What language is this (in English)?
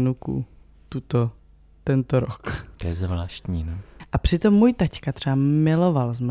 Czech